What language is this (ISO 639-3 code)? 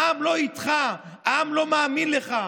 heb